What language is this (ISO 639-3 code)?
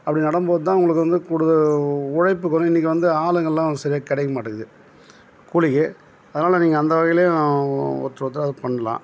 tam